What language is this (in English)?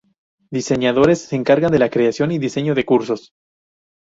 Spanish